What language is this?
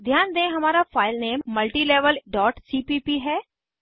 Hindi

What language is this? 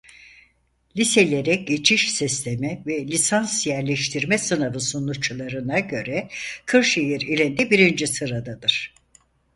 Turkish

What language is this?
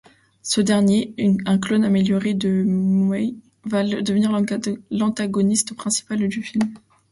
French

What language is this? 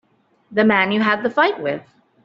English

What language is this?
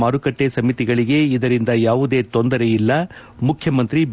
Kannada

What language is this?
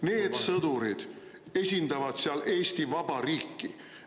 Estonian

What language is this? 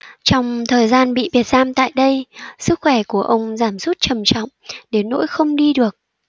Vietnamese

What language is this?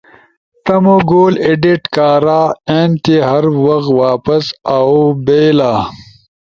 Ushojo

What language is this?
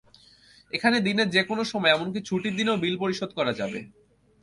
Bangla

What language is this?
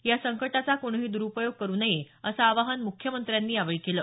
Marathi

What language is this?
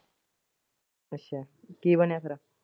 Punjabi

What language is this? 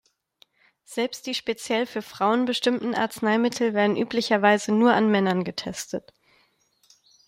German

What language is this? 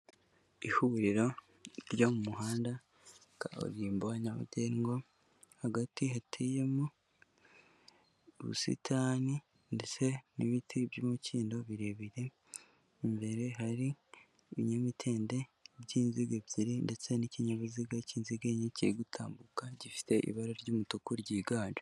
Kinyarwanda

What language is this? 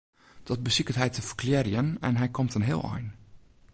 Western Frisian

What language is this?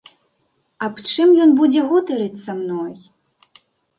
Belarusian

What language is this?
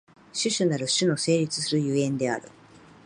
Japanese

